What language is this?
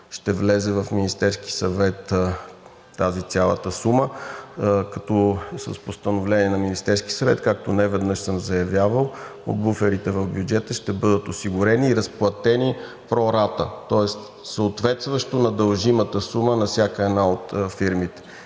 Bulgarian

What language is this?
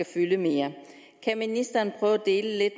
Danish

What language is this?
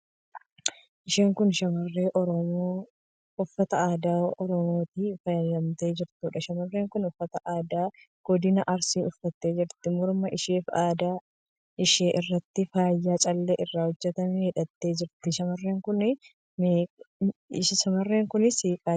Oromo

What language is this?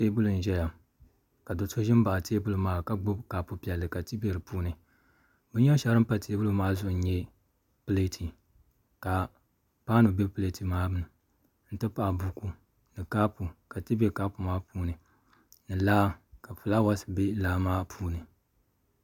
Dagbani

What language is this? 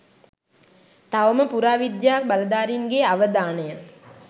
Sinhala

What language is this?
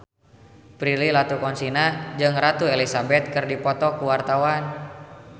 Sundanese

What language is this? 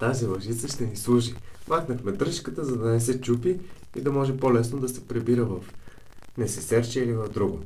Bulgarian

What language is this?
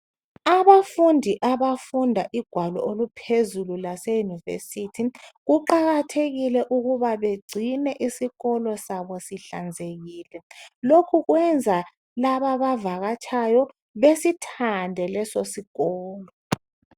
North Ndebele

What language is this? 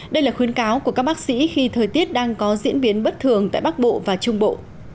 Vietnamese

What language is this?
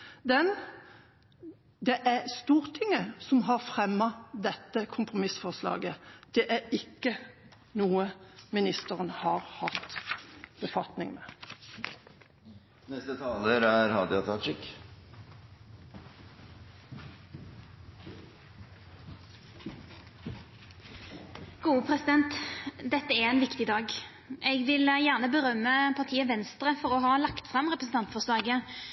Norwegian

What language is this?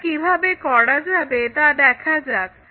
Bangla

